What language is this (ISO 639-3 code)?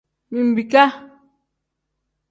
kdh